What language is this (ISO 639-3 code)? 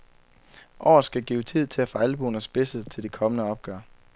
dan